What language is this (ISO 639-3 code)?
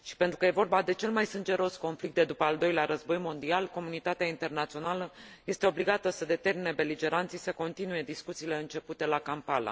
ron